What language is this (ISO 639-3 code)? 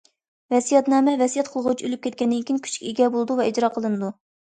uig